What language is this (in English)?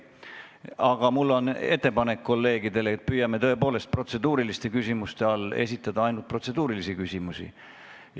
Estonian